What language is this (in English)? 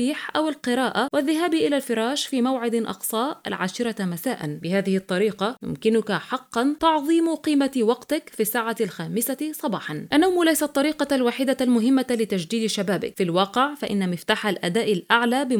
Arabic